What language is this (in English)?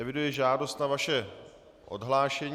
Czech